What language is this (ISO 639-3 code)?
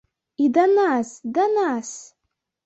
bel